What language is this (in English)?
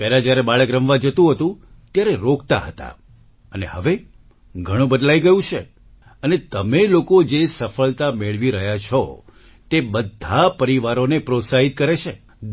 Gujarati